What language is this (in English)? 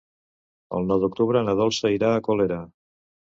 Catalan